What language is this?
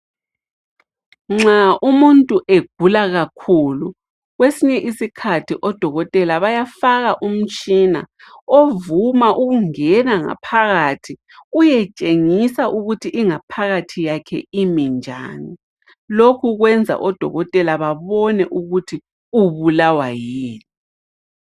North Ndebele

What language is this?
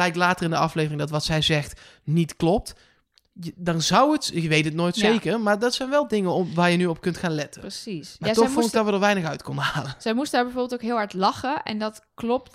Dutch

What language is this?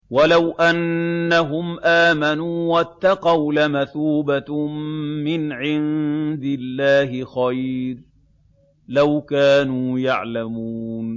Arabic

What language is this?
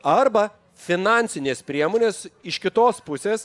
Lithuanian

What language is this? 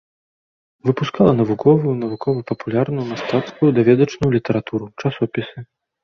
Belarusian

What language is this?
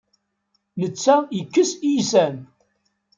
Kabyle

